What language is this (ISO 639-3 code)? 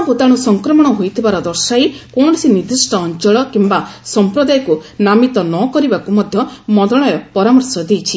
ori